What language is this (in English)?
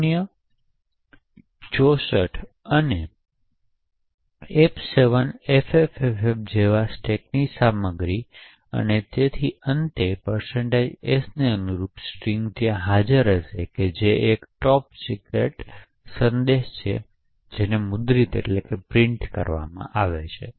Gujarati